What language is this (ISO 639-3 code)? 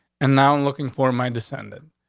eng